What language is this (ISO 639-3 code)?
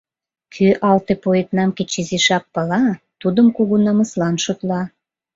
chm